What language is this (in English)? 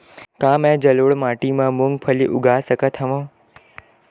Chhattisgarhi